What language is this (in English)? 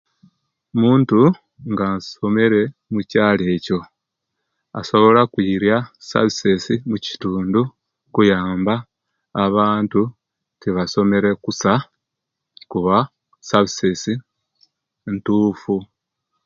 Kenyi